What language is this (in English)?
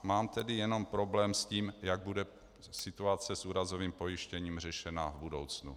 Czech